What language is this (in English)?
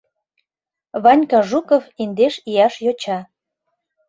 Mari